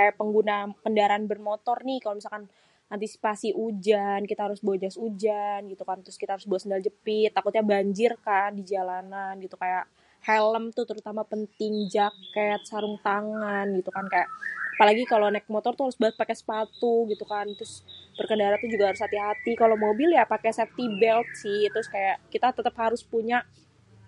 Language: Betawi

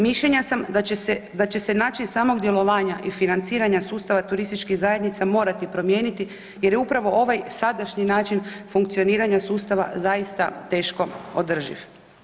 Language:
Croatian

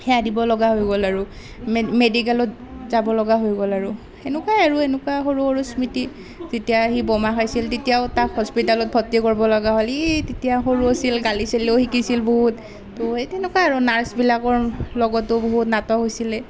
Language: Assamese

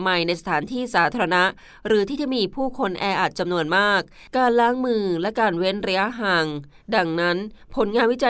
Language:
Thai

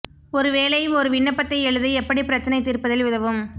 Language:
Tamil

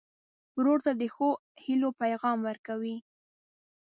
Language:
Pashto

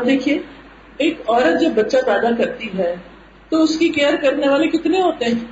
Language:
Urdu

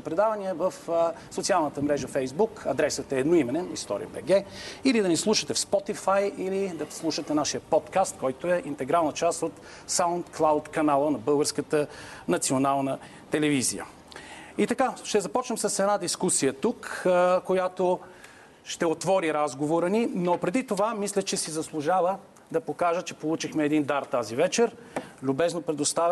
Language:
Bulgarian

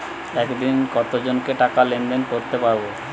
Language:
Bangla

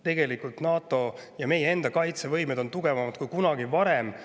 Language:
Estonian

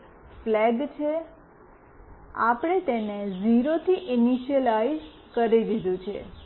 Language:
Gujarati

